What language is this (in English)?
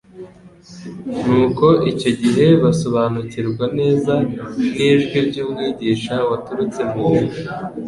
Kinyarwanda